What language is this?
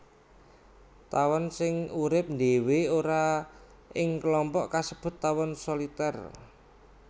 Javanese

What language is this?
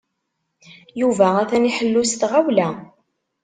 Kabyle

